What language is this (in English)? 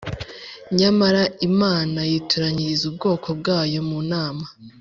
Kinyarwanda